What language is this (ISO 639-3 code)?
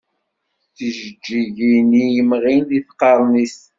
kab